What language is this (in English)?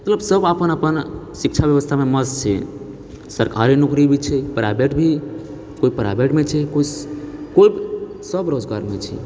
Maithili